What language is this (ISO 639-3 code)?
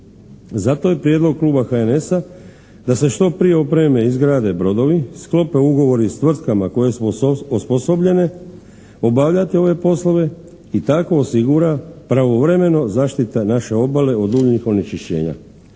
hrv